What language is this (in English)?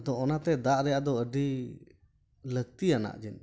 Santali